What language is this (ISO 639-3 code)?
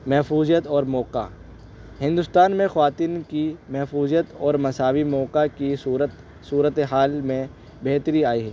urd